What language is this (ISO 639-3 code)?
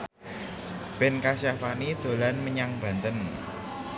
jav